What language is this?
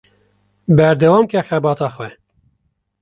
Kurdish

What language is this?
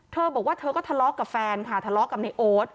Thai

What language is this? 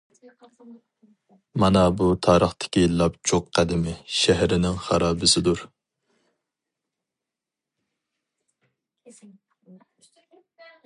Uyghur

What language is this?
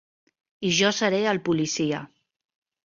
Catalan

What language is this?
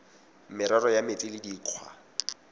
Tswana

